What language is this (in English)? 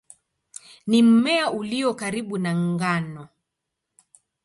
Swahili